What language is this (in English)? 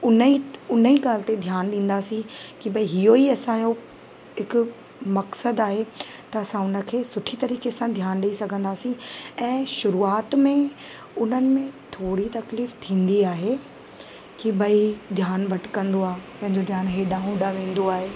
Sindhi